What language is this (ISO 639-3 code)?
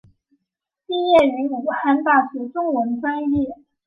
zho